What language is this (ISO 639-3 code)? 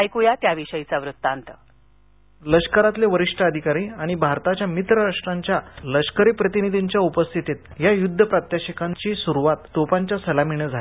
mar